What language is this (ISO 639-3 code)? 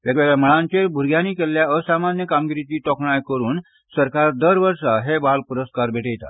kok